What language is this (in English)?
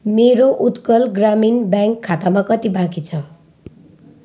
Nepali